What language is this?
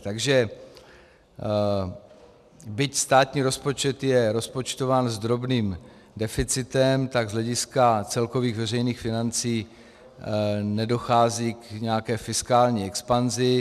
Czech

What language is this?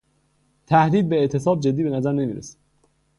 Persian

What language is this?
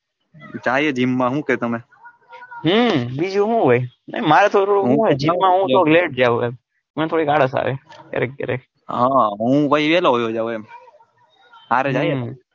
Gujarati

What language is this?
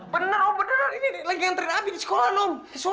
Indonesian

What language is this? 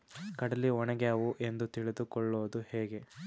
Kannada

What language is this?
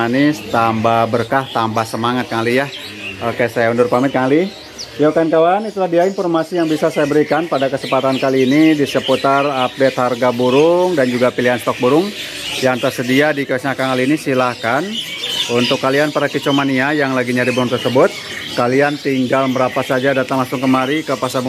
Indonesian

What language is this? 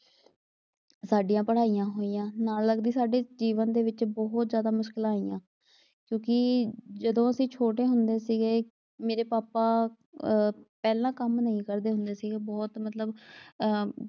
Punjabi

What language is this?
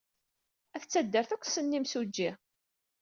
Kabyle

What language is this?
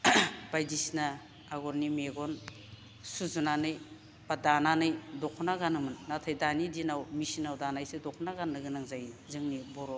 Bodo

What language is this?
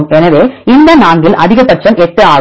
Tamil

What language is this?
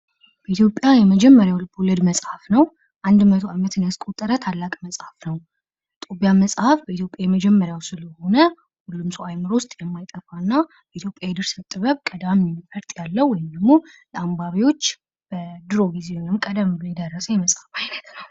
Amharic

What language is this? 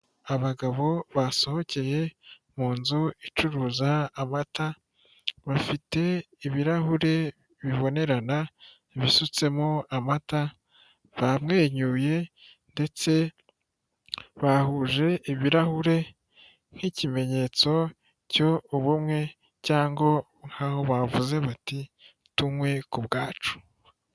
Kinyarwanda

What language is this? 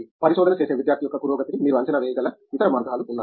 Telugu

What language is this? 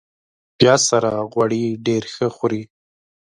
Pashto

